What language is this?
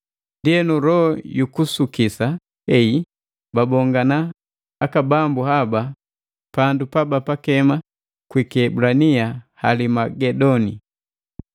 Matengo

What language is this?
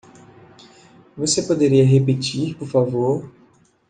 Portuguese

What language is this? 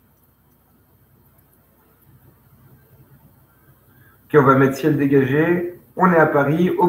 French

